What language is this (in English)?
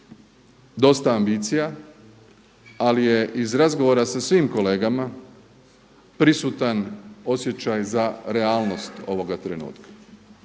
Croatian